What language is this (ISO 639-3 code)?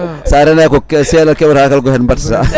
ful